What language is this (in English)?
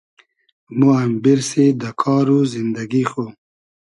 Hazaragi